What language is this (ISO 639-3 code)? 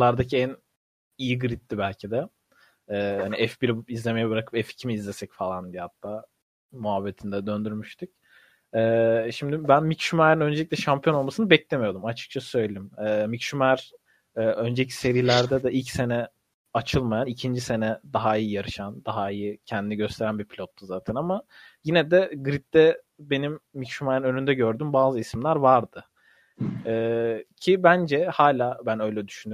tur